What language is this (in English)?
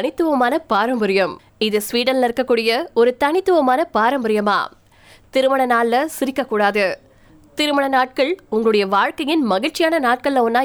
Tamil